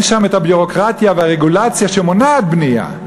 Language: Hebrew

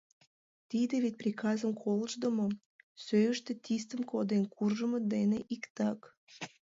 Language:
Mari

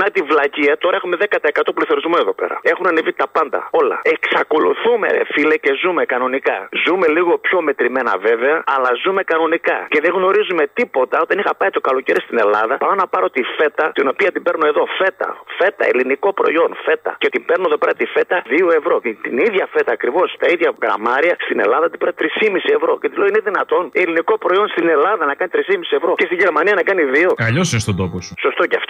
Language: Greek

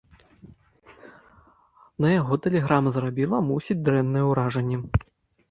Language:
Belarusian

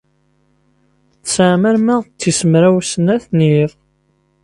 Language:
Kabyle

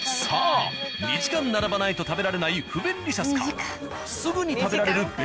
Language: Japanese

